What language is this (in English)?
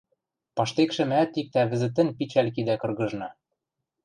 Western Mari